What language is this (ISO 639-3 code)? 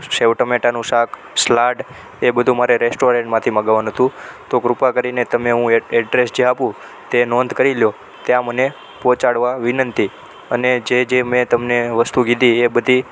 guj